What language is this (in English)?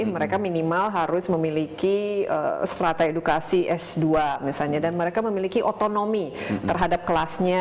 Indonesian